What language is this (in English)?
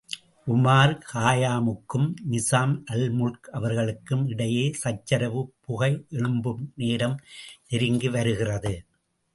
Tamil